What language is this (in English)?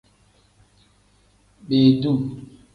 Tem